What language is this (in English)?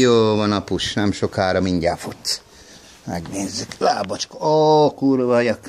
Hungarian